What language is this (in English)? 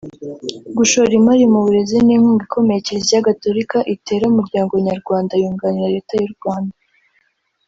Kinyarwanda